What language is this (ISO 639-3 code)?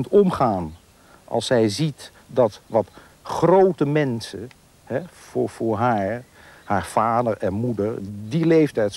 nld